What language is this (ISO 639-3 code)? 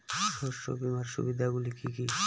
ben